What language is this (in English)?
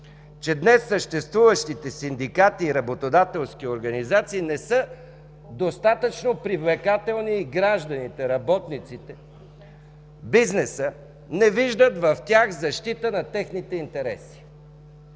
Bulgarian